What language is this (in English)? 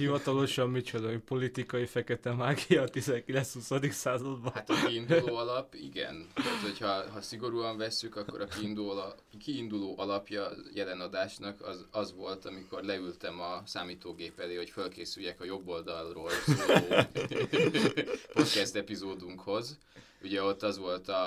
Hungarian